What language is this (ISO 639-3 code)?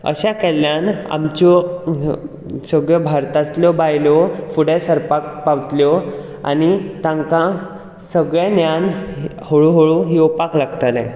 kok